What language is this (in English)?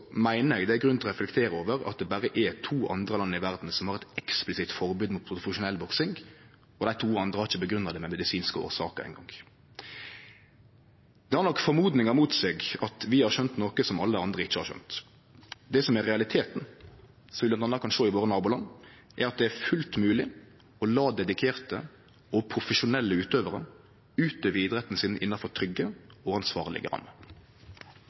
Norwegian Nynorsk